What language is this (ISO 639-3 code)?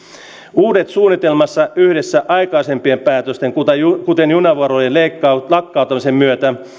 fin